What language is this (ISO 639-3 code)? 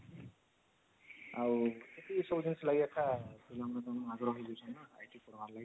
ori